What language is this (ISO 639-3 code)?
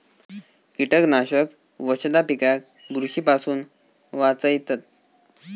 mar